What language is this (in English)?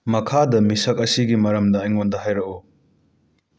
Manipuri